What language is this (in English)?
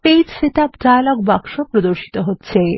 Bangla